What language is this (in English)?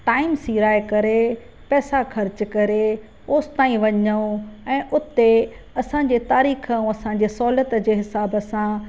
Sindhi